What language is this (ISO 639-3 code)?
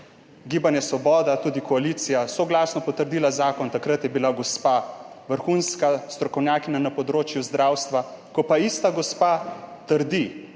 slv